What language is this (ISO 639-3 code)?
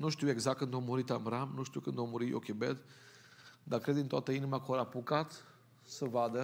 ron